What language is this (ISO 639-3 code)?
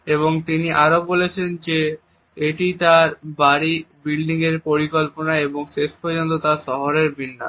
ben